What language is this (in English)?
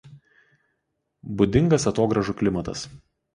Lithuanian